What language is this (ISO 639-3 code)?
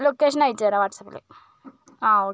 mal